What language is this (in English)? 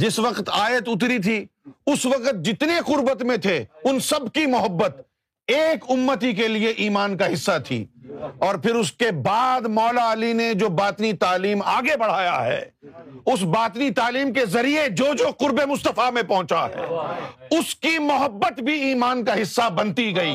Urdu